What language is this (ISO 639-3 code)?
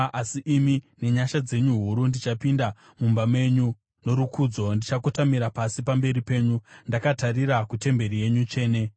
sna